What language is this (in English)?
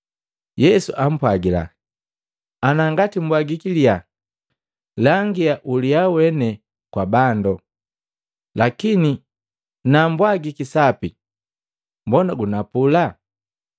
Matengo